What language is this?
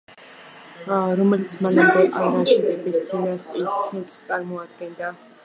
Georgian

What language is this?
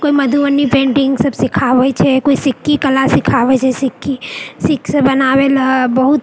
Maithili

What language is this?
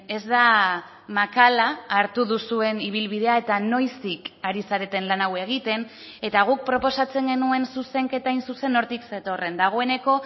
Basque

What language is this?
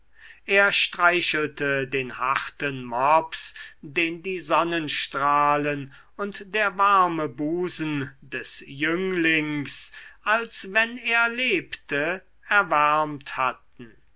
German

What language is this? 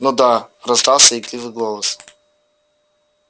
Russian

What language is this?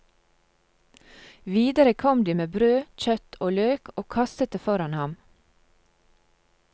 Norwegian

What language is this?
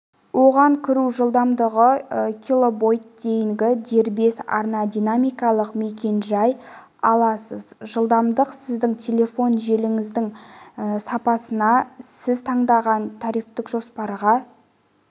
Kazakh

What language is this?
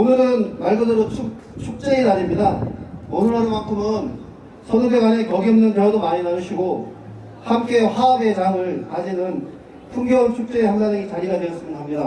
Korean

